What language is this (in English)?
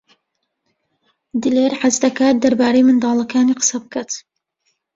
Central Kurdish